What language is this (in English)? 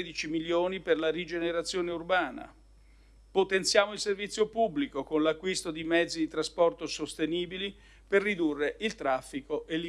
Italian